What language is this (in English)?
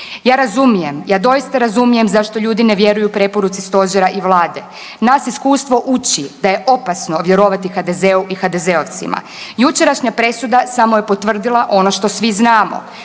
Croatian